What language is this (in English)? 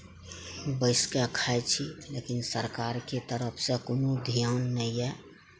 Maithili